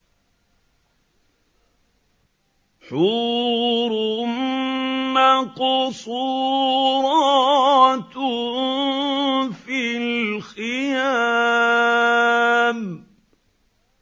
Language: Arabic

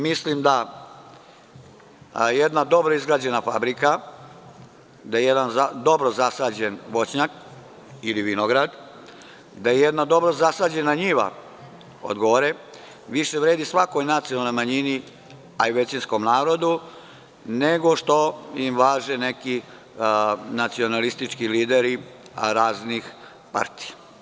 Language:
Serbian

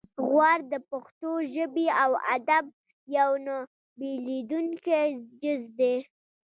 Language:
Pashto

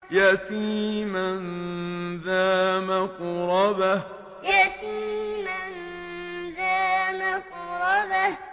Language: Arabic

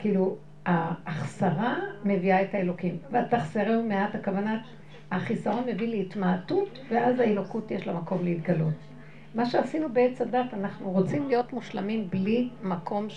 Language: Hebrew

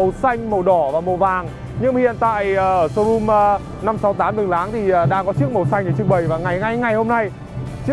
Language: Vietnamese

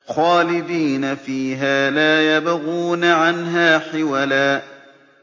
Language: Arabic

